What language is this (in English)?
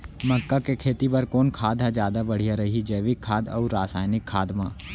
Chhattisgarhi